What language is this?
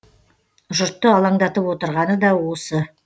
Kazakh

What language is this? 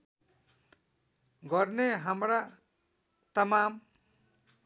Nepali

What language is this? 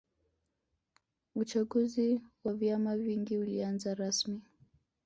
Swahili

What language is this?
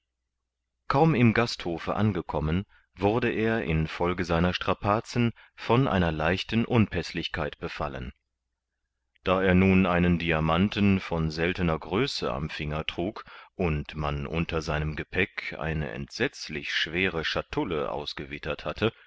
German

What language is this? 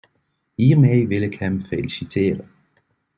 Dutch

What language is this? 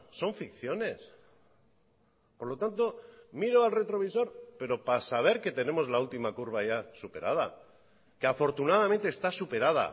Spanish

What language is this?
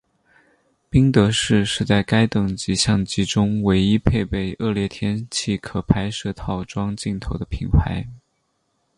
Chinese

